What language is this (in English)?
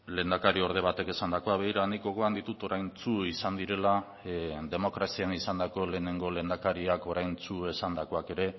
Basque